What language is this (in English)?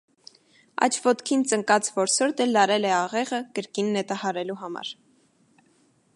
Armenian